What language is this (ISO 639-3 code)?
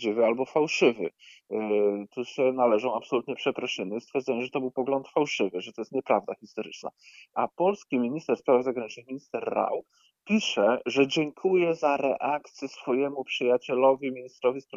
pol